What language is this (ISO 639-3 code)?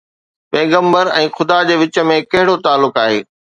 snd